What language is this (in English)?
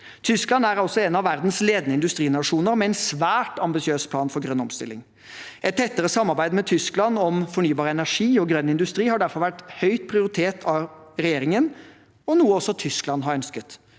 Norwegian